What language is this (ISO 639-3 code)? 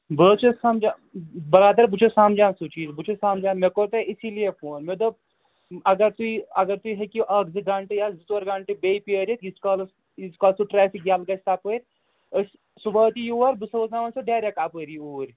kas